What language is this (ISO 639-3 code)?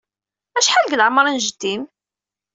kab